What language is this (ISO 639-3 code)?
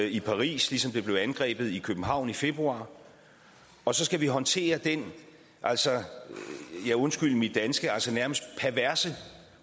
dan